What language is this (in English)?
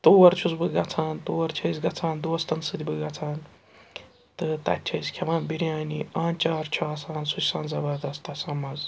Kashmiri